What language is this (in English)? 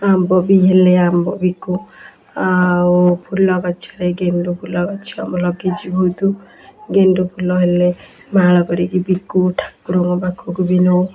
Odia